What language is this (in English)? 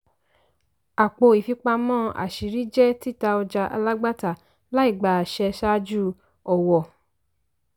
Yoruba